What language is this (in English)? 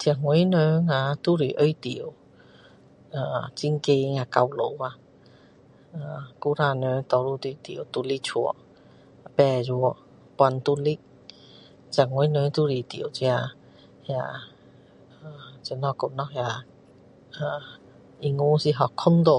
Min Dong Chinese